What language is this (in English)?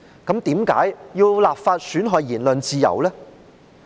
Cantonese